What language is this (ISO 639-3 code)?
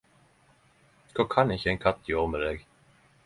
nno